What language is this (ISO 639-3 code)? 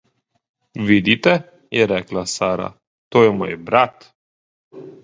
slv